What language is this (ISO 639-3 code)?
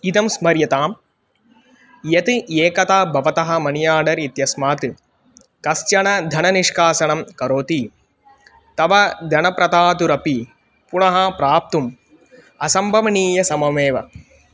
san